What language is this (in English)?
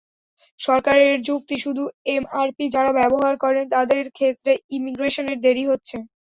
Bangla